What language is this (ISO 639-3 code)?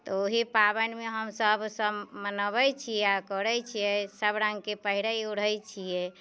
mai